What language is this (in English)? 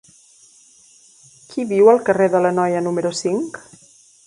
Catalan